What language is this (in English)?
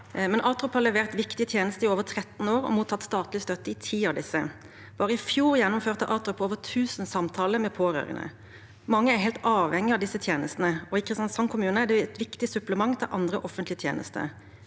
Norwegian